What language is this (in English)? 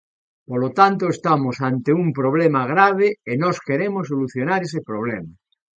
Galician